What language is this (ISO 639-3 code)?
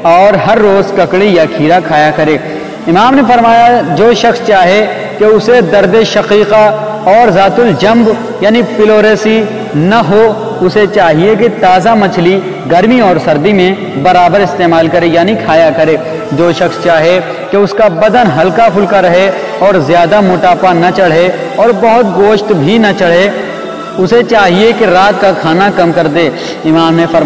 tur